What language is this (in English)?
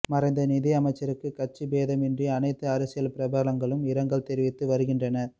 Tamil